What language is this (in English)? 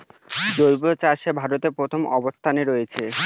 Bangla